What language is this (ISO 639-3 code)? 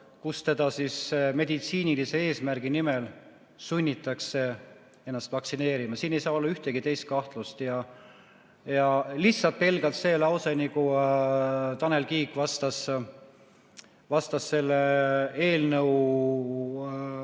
est